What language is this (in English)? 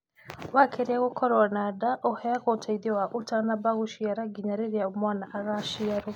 Kikuyu